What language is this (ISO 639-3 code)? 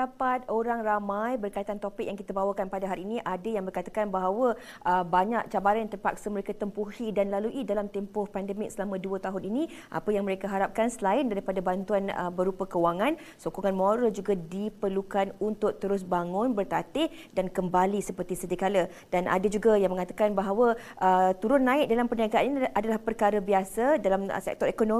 msa